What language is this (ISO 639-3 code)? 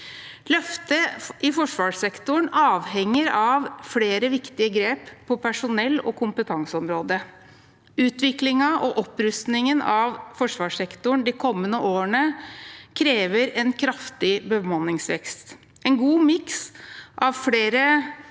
nor